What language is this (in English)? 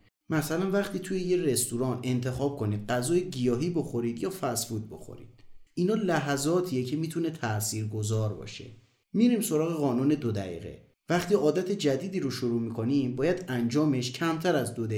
Persian